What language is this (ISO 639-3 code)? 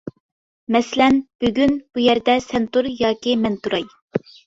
uig